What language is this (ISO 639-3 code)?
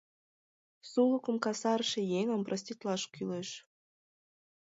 chm